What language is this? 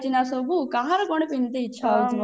Odia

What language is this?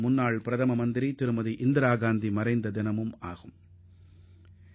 Tamil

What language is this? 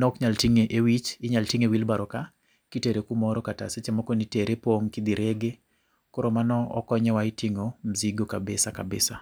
Luo (Kenya and Tanzania)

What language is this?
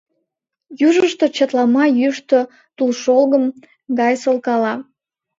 Mari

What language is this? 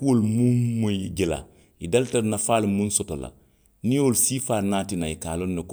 Western Maninkakan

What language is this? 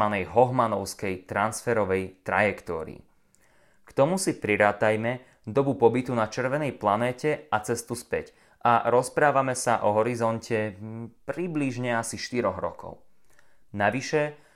Slovak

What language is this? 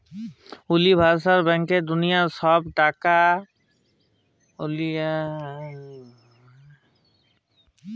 Bangla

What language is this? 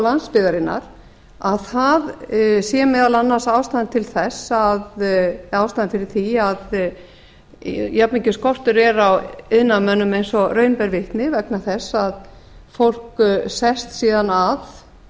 Icelandic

